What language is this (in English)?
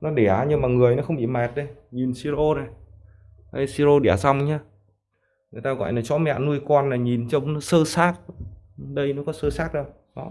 Vietnamese